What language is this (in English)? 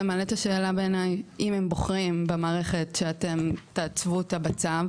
Hebrew